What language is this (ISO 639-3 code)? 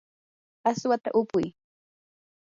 qur